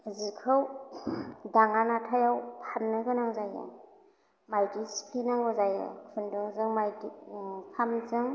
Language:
Bodo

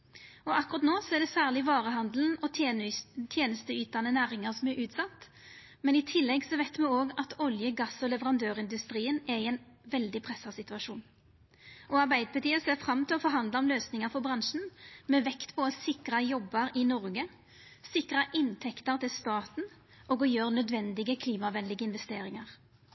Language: Norwegian Nynorsk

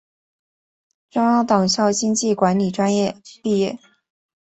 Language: Chinese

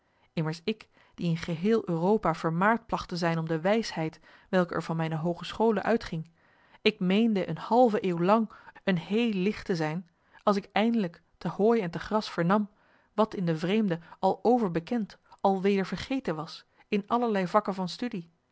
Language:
Dutch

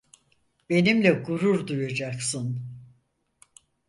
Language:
Turkish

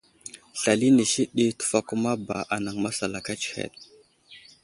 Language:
Wuzlam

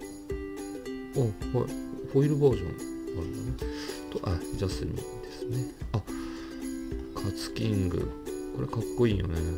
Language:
Japanese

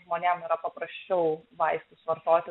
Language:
Lithuanian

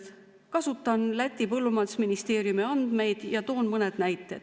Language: Estonian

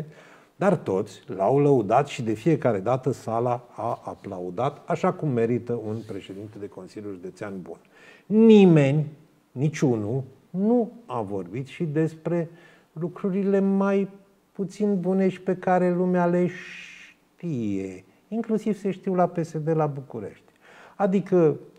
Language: Romanian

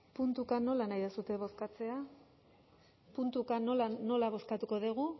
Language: Basque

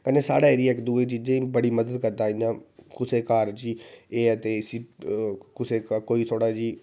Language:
Dogri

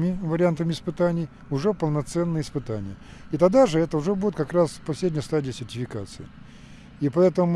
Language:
Russian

